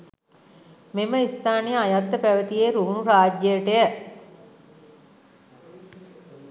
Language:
Sinhala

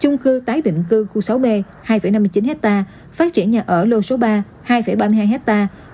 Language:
Vietnamese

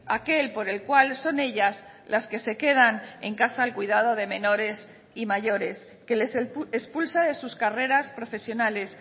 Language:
Spanish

